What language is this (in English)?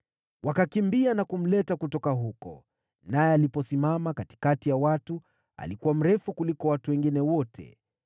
Swahili